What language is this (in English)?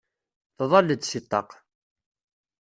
Kabyle